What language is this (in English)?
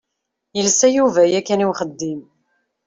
Kabyle